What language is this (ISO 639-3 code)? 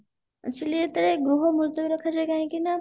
ori